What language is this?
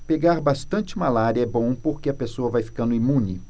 Portuguese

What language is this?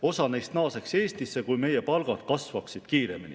Estonian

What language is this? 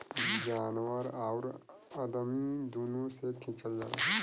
Bhojpuri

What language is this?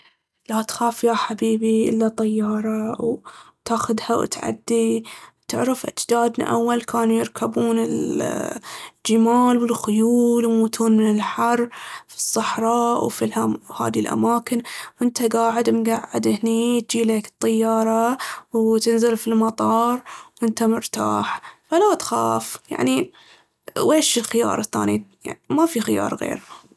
Baharna Arabic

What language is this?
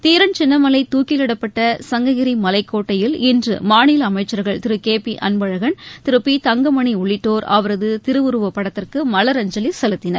Tamil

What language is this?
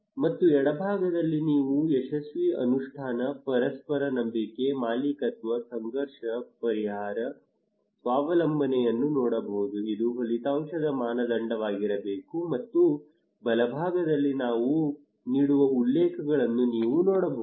Kannada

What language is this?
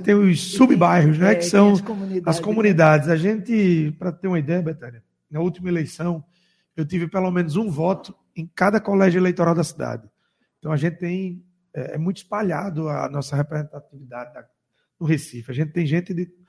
Portuguese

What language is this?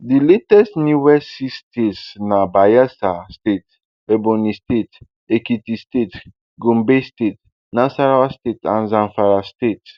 Nigerian Pidgin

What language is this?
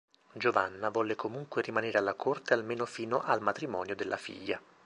Italian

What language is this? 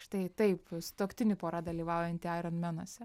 Lithuanian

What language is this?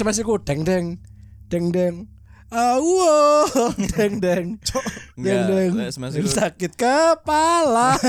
Indonesian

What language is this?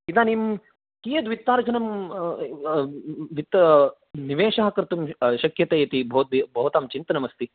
Sanskrit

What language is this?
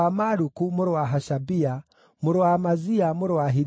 Kikuyu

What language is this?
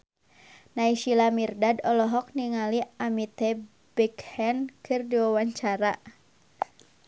Sundanese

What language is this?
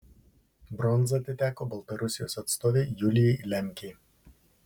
Lithuanian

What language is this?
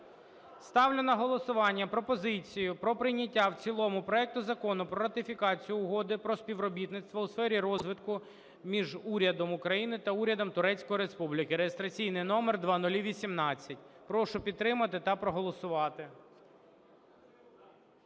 Ukrainian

